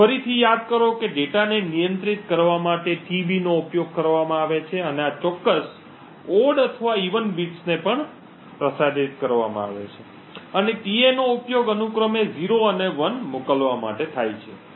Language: Gujarati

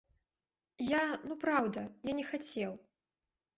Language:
Belarusian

